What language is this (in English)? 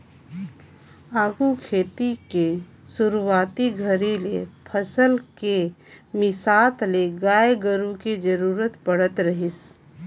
Chhattisgarhi